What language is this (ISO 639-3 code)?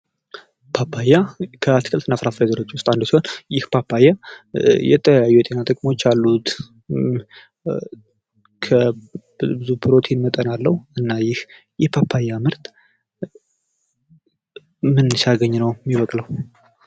amh